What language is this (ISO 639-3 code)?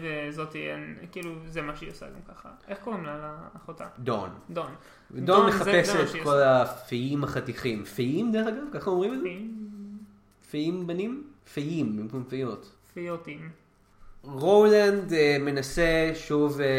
heb